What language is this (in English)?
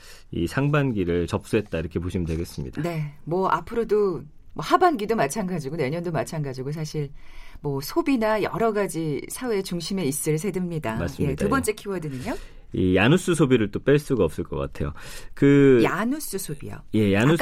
Korean